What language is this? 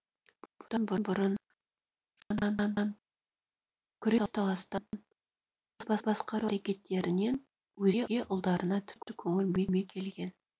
Kazakh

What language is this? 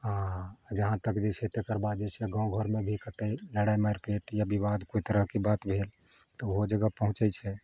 Maithili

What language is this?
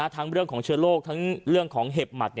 Thai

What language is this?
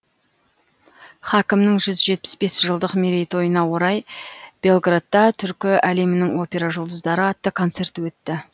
Kazakh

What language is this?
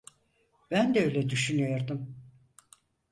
Turkish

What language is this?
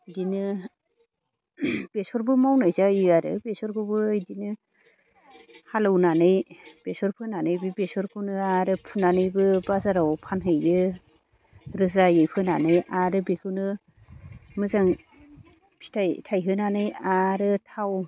Bodo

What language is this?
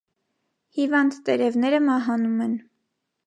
Armenian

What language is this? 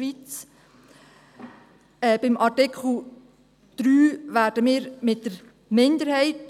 Swiss German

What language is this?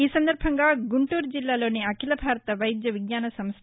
Telugu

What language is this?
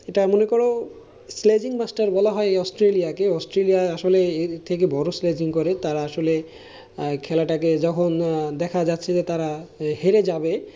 Bangla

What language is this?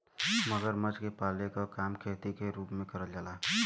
Bhojpuri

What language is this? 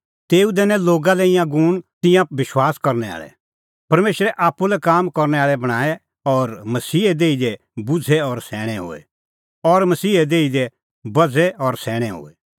Kullu Pahari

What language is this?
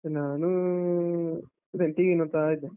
Kannada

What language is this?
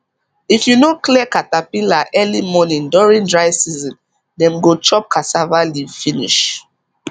Nigerian Pidgin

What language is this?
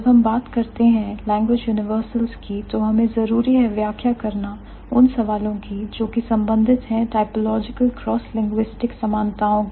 Hindi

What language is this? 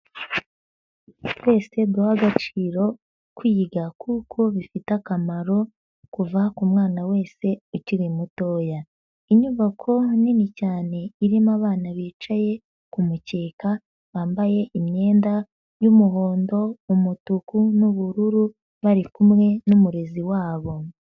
Kinyarwanda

